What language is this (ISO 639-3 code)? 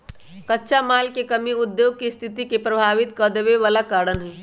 mag